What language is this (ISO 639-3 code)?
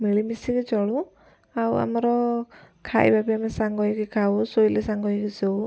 ori